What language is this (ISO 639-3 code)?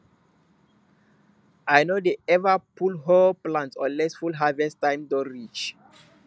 pcm